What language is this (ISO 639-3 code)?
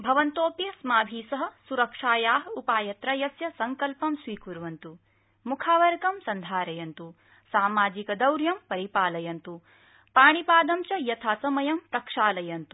san